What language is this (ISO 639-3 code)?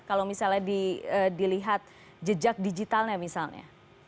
ind